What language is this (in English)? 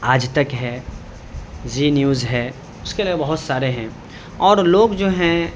Urdu